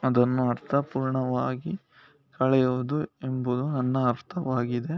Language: Kannada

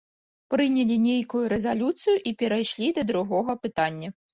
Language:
Belarusian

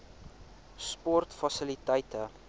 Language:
Afrikaans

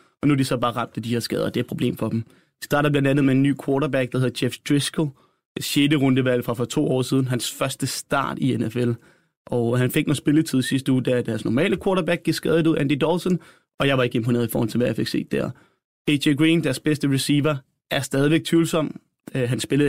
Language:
Danish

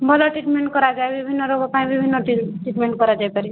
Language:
Odia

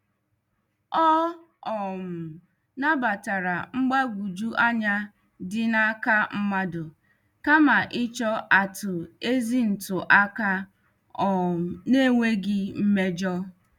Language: Igbo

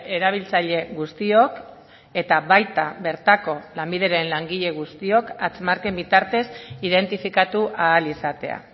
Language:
Basque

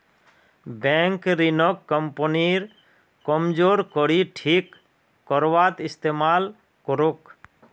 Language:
Magahi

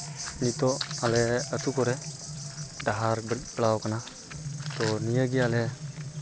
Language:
Santali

